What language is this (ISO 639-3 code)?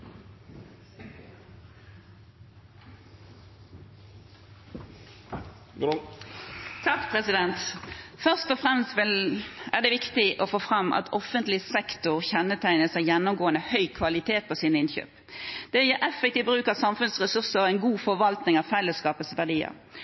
nob